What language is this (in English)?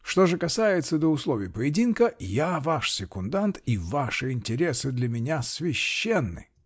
Russian